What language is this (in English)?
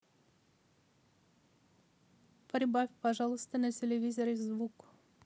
Russian